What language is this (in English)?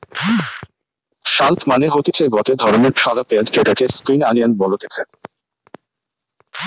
Bangla